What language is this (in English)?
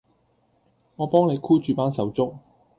Cantonese